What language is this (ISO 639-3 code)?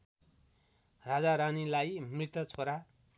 nep